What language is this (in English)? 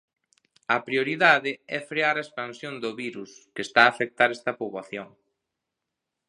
Galician